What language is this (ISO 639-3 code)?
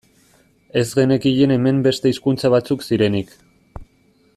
eus